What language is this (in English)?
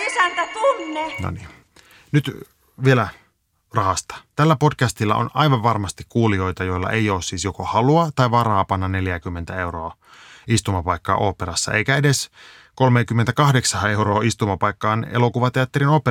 Finnish